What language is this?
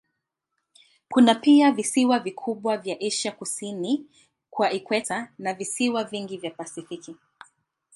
Swahili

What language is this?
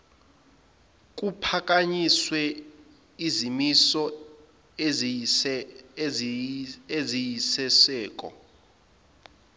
Zulu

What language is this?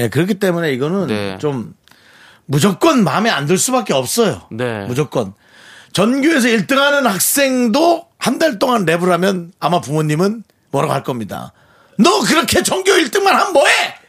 Korean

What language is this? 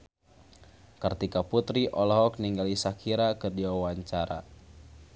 Sundanese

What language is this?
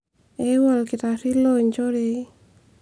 Masai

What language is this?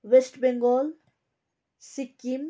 Nepali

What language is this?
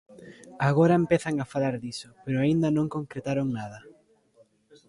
Galician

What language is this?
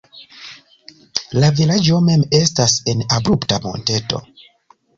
Esperanto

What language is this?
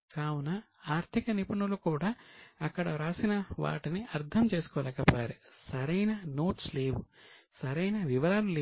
Telugu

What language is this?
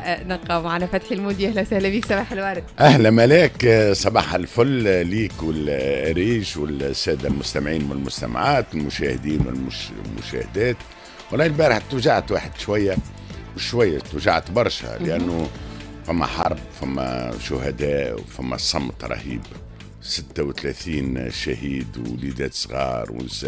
Arabic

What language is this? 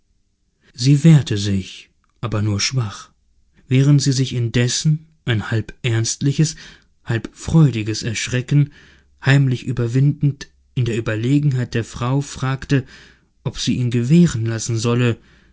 German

